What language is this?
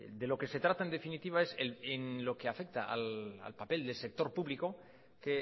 Spanish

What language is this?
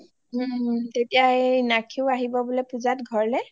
Assamese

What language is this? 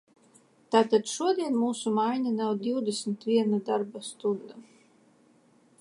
Latvian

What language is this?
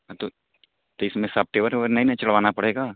Urdu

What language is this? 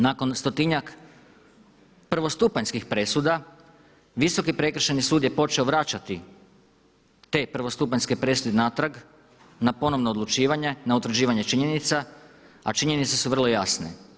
Croatian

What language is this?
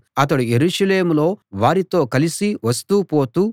Telugu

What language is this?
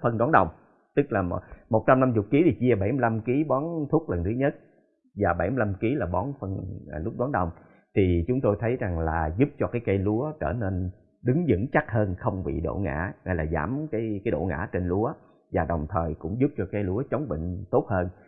Vietnamese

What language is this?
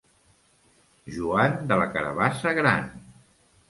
Catalan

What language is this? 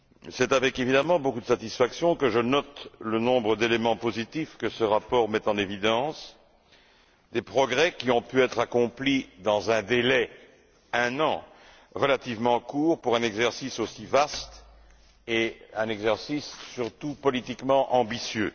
French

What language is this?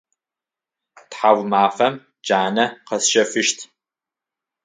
Adyghe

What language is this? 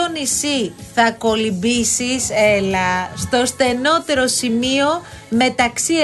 Greek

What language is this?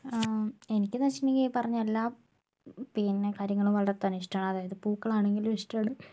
Malayalam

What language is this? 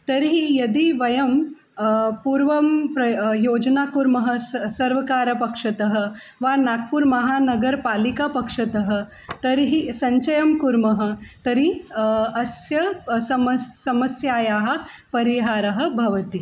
Sanskrit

